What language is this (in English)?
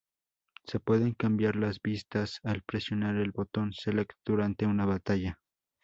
Spanish